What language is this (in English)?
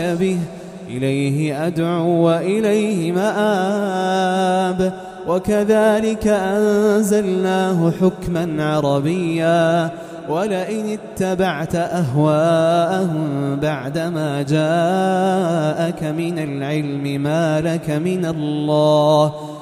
Arabic